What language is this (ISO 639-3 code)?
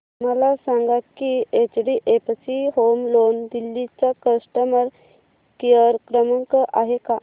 mar